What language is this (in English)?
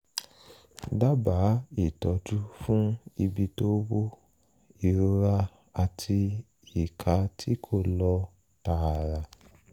Yoruba